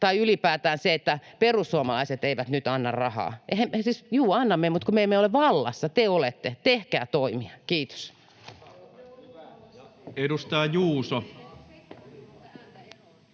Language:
Finnish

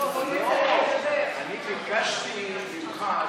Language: Hebrew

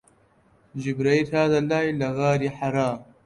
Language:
Central Kurdish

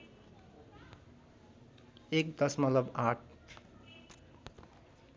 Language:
Nepali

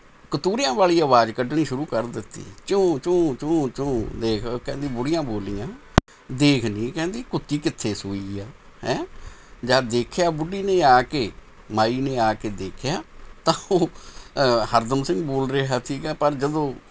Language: Punjabi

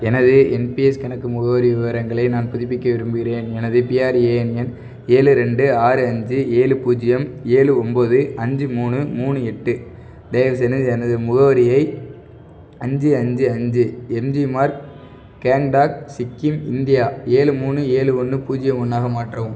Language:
Tamil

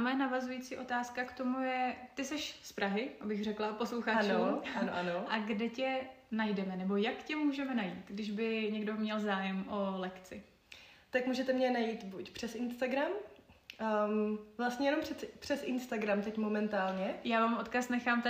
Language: Czech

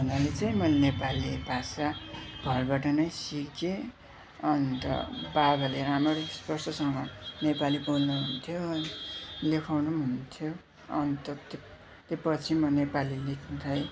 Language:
Nepali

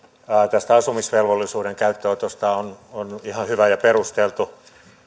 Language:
Finnish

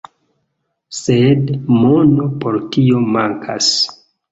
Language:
Esperanto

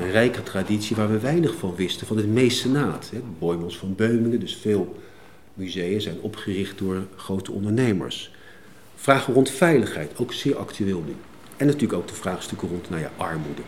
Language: Dutch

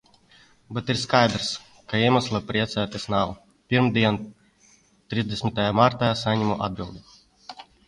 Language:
Latvian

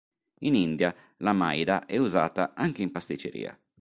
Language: Italian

